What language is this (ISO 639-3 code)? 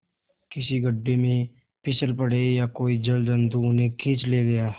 hin